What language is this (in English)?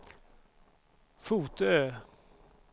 Swedish